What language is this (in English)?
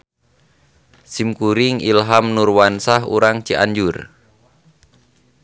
Sundanese